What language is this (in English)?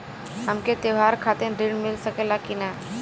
Bhojpuri